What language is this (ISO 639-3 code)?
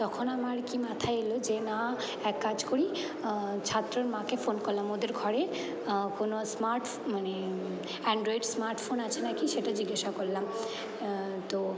ben